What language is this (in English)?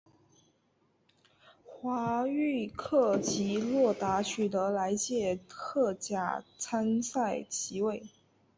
Chinese